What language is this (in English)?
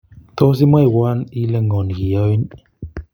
Kalenjin